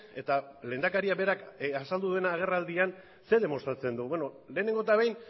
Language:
Basque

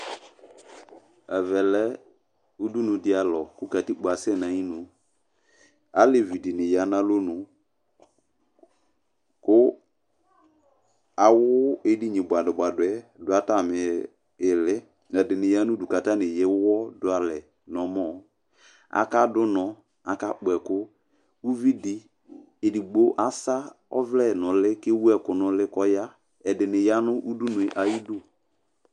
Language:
Ikposo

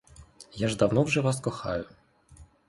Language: Ukrainian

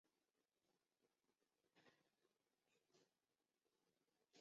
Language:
Chinese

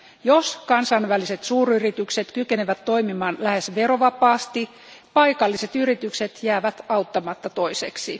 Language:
Finnish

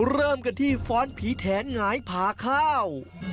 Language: Thai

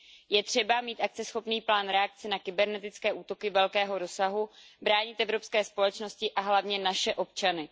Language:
Czech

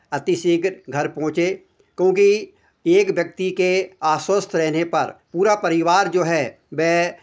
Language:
Hindi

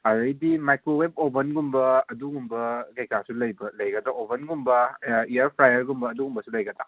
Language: Manipuri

